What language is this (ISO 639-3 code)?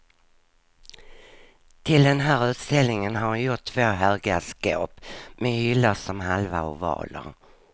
swe